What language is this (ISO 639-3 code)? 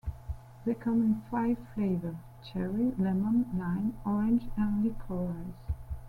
eng